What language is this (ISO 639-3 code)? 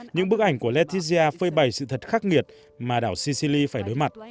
vie